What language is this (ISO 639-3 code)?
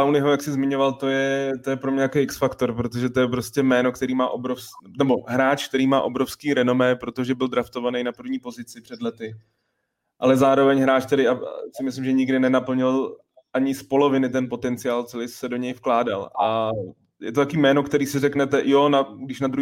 ces